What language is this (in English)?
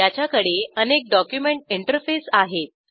Marathi